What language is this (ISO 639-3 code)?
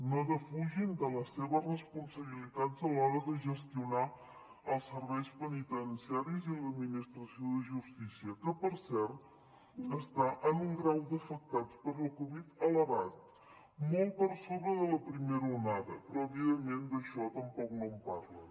cat